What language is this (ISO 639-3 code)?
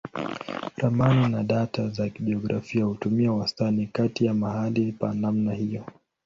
swa